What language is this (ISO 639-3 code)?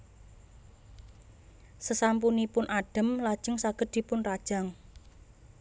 jav